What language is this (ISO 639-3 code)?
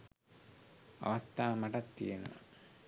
sin